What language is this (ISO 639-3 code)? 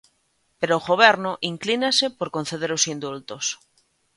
glg